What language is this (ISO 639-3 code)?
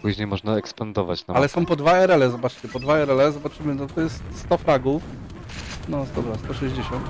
pol